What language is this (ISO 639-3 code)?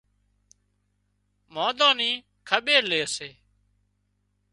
kxp